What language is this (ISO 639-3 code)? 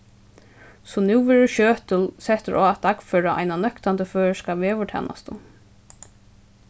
fao